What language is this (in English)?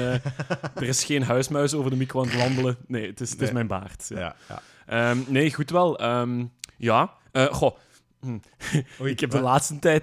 Dutch